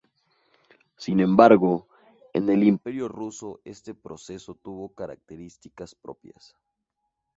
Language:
Spanish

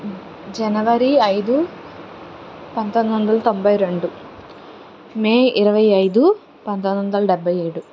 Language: Telugu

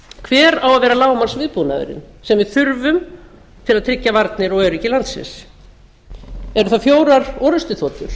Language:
Icelandic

